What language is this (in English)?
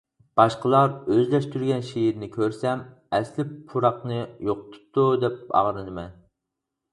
Uyghur